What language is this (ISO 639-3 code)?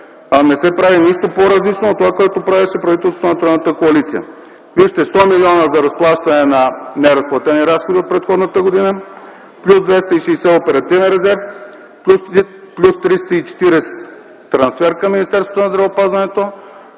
bul